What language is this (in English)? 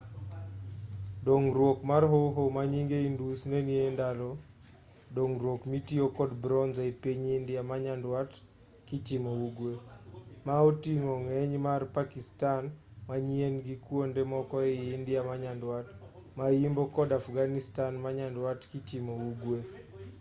Luo (Kenya and Tanzania)